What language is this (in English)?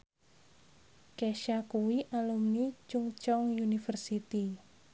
Javanese